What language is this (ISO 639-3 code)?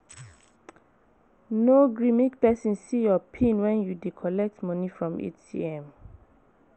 pcm